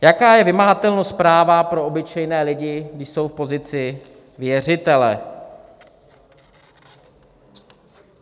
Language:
Czech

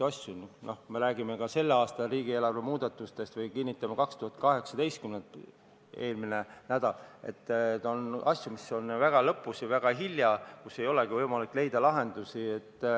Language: Estonian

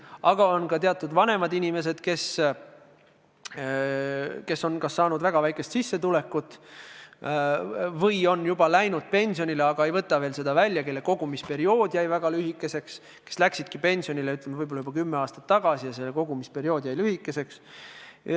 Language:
Estonian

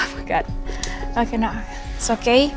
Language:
Indonesian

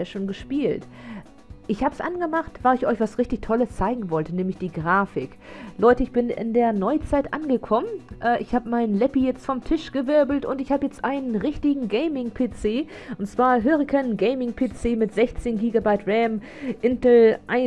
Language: German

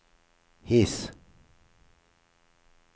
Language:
Norwegian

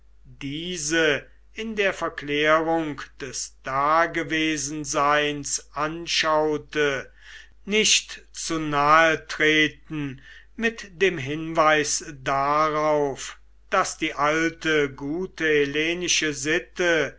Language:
German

